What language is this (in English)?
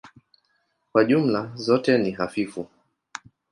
Swahili